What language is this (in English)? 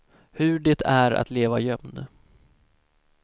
Swedish